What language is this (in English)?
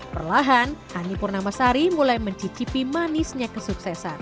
Indonesian